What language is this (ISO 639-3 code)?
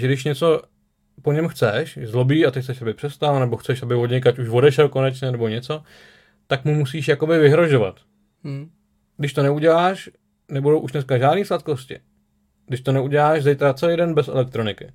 ces